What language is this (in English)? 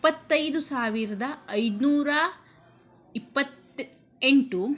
Kannada